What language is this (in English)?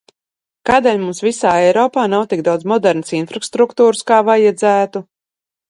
Latvian